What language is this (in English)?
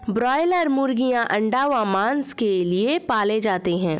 Hindi